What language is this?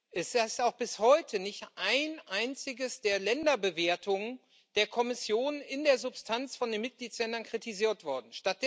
German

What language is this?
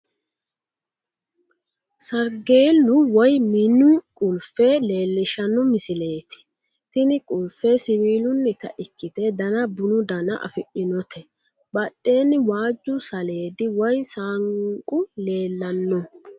Sidamo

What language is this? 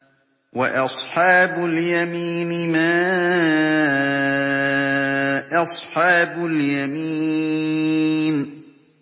Arabic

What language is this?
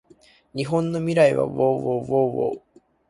Japanese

